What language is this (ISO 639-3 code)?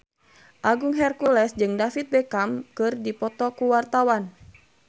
sun